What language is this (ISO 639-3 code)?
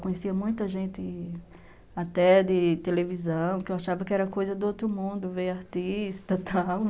por